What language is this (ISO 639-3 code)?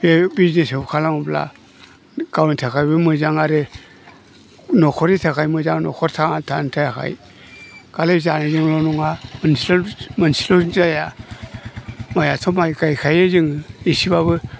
brx